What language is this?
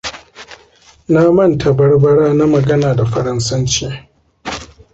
Hausa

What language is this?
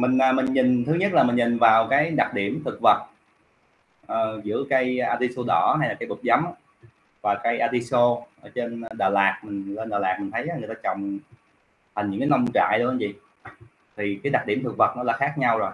Vietnamese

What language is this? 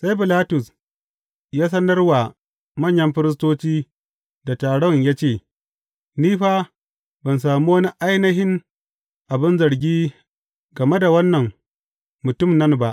Hausa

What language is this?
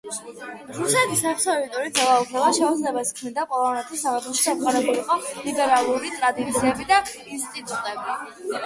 Georgian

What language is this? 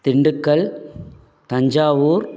Tamil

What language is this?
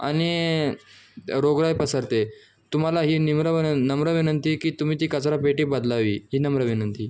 Marathi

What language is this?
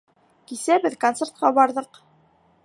Bashkir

